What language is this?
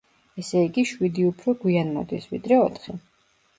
Georgian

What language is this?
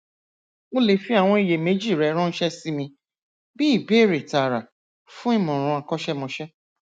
Yoruba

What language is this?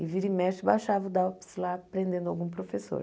Portuguese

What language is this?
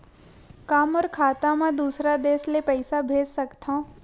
Chhattisgarhi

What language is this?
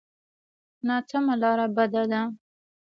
Pashto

